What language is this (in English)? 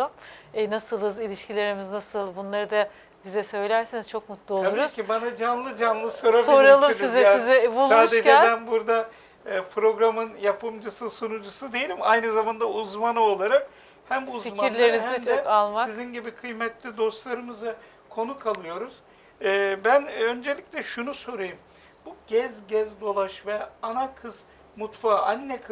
Turkish